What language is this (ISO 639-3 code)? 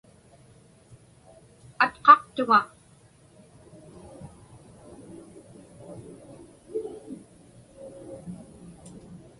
ipk